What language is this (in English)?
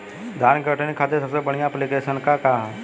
Bhojpuri